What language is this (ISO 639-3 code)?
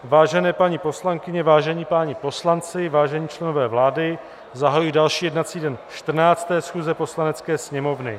ces